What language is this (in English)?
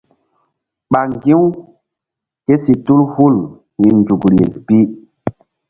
Mbum